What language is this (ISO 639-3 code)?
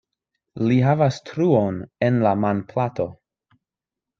epo